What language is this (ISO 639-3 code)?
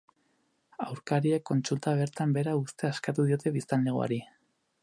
eus